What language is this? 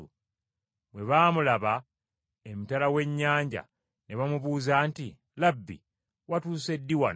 Ganda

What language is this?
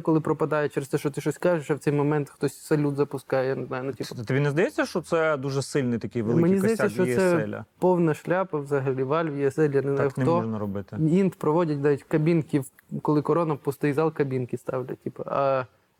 Ukrainian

